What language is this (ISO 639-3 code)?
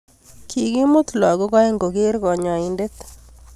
kln